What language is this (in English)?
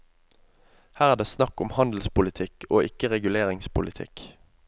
Norwegian